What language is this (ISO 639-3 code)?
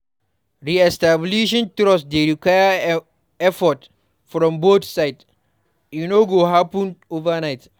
pcm